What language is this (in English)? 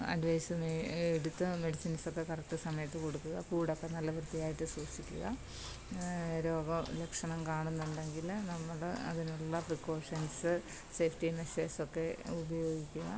Malayalam